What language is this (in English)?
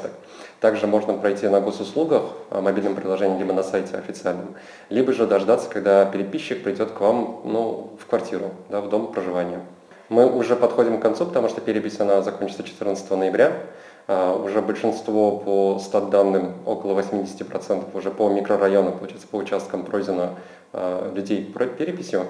Russian